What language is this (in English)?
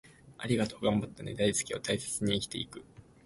Japanese